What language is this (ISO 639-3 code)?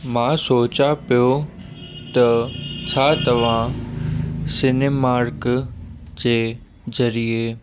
snd